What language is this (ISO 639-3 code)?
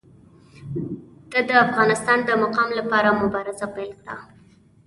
pus